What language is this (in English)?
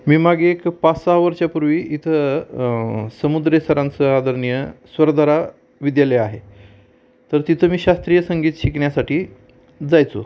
Marathi